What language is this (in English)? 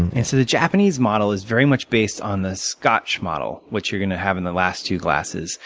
English